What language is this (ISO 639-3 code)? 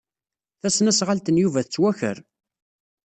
kab